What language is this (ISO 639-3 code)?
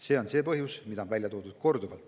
est